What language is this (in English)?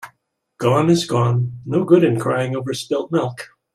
English